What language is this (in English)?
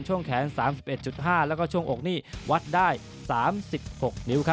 Thai